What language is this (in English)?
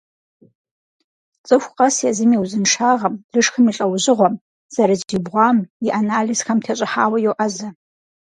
Kabardian